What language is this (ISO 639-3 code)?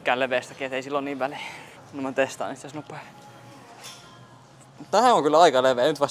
fin